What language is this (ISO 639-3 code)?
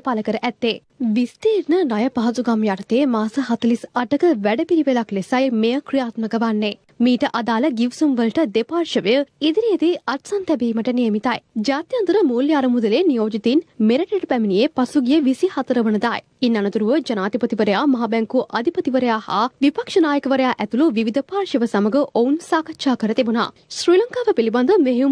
ron